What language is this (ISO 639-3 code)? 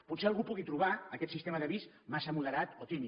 cat